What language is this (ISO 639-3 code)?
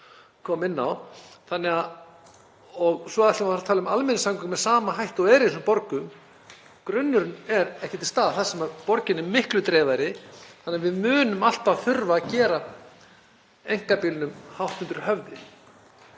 isl